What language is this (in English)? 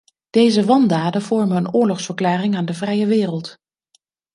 Dutch